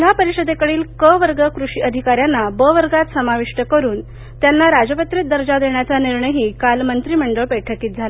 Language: Marathi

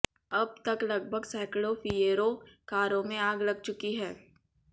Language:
Hindi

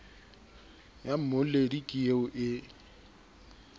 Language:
Southern Sotho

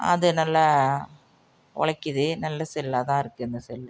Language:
Tamil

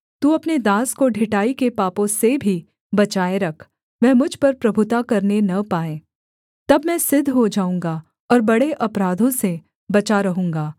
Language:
Hindi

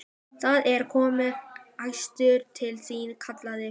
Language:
Icelandic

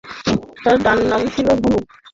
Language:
Bangla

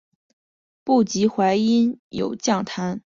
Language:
Chinese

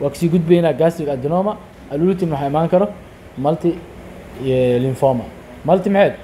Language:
Arabic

